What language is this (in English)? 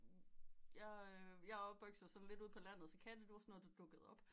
Danish